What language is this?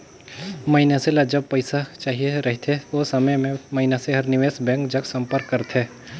Chhattisgarhi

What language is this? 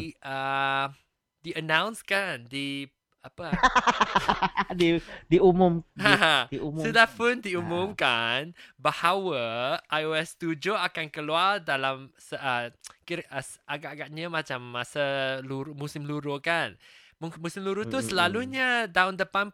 Malay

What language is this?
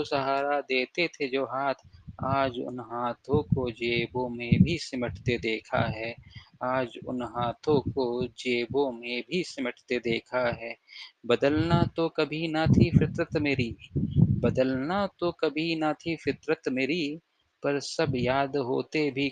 Hindi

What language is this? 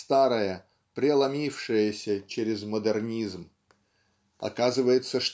Russian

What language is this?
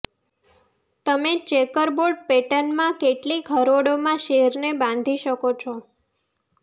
Gujarati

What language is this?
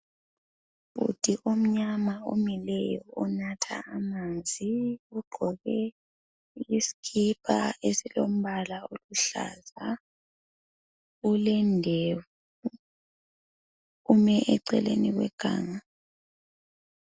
North Ndebele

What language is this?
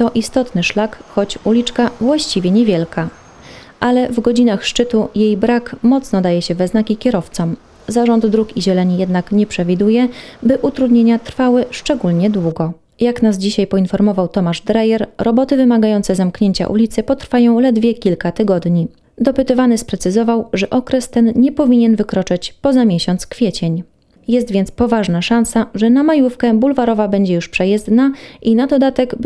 Polish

